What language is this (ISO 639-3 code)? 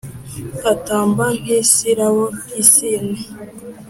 kin